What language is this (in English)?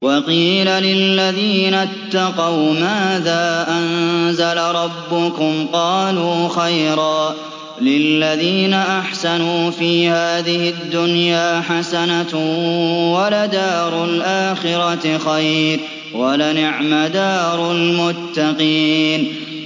Arabic